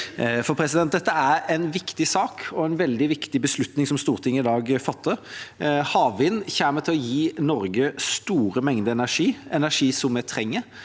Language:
Norwegian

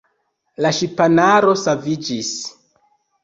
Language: Esperanto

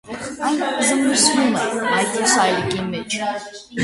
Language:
Armenian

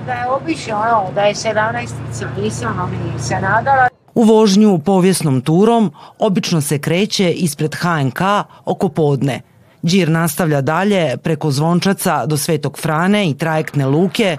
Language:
Croatian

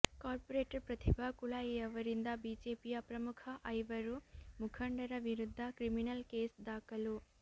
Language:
Kannada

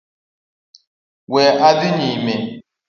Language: Luo (Kenya and Tanzania)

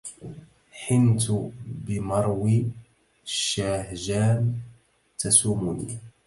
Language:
Arabic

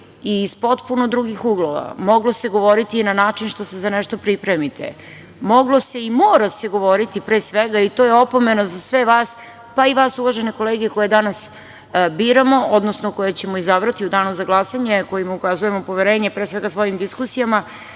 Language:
Serbian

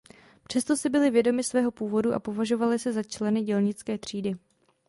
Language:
Czech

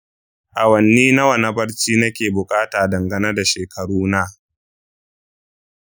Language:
Hausa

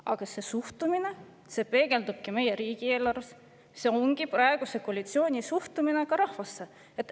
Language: Estonian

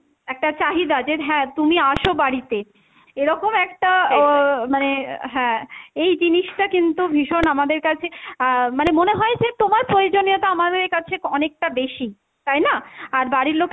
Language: Bangla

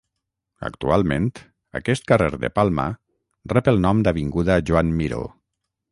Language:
Catalan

